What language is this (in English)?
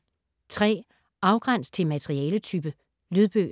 Danish